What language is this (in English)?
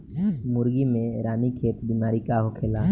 Bhojpuri